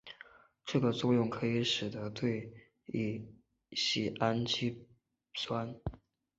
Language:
Chinese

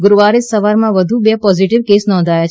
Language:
Gujarati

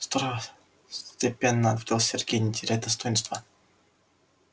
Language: Russian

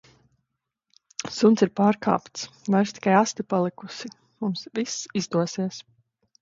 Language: Latvian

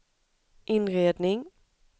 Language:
Swedish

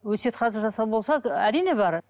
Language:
Kazakh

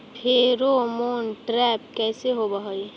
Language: Magahi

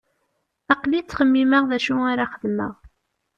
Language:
Kabyle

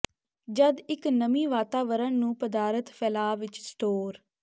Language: Punjabi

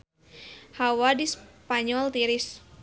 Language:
Sundanese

